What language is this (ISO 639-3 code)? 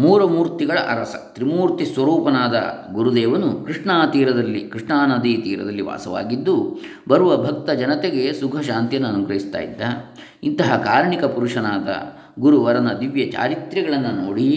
kan